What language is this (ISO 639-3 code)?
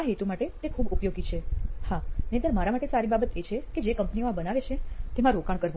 guj